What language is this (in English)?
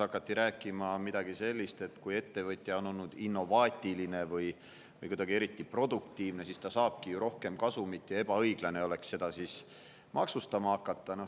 Estonian